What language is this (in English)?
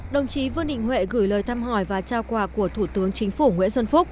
Vietnamese